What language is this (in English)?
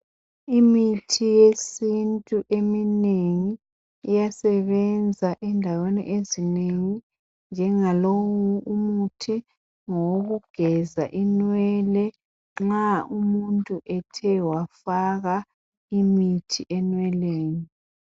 North Ndebele